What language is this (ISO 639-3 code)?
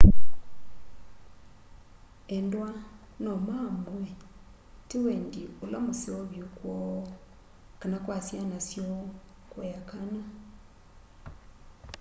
kam